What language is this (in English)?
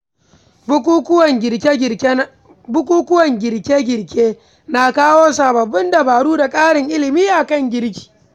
Hausa